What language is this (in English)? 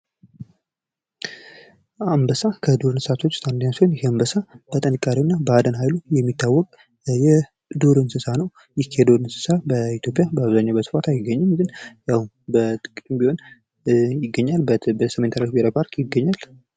Amharic